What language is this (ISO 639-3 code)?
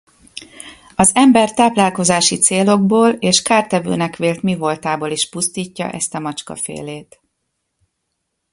hun